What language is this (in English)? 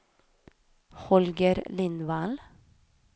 Swedish